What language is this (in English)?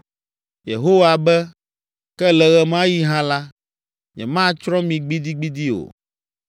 Ewe